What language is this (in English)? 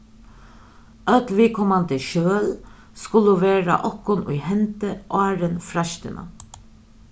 Faroese